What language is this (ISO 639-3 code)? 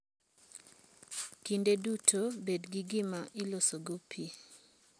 luo